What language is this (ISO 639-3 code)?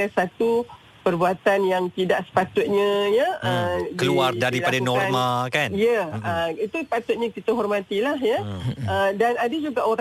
msa